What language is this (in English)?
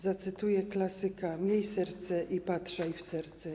Polish